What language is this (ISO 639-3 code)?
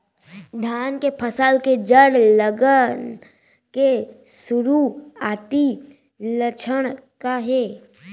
hne